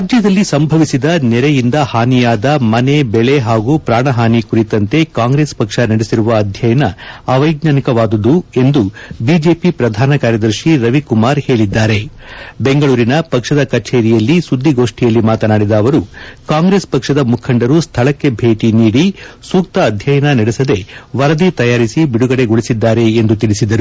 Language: Kannada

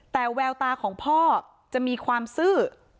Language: Thai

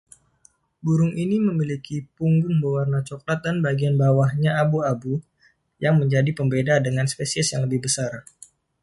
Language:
Indonesian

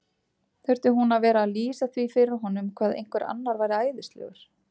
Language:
Icelandic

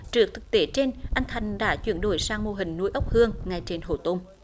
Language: Vietnamese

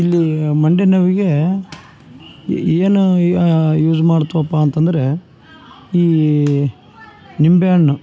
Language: Kannada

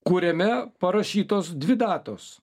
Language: Lithuanian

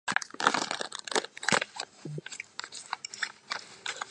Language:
Georgian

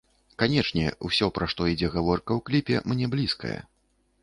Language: Belarusian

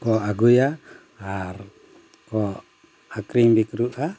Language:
Santali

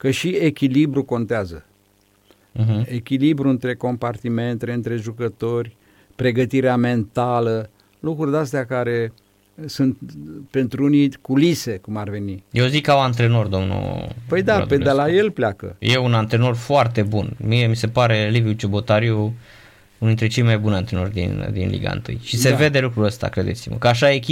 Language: Romanian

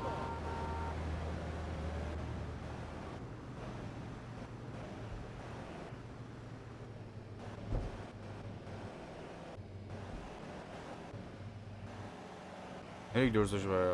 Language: Turkish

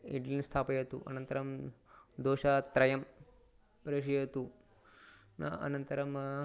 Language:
Sanskrit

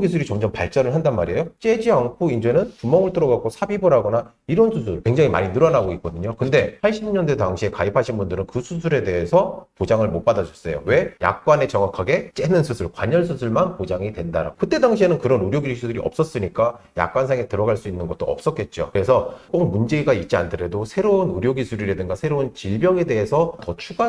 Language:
Korean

